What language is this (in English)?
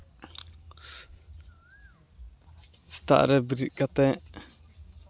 Santali